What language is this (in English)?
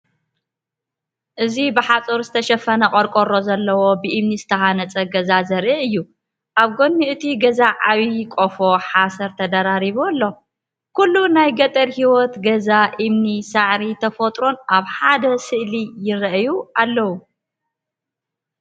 Tigrinya